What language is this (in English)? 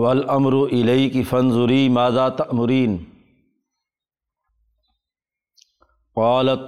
Urdu